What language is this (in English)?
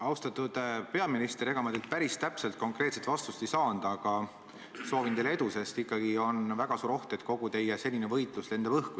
Estonian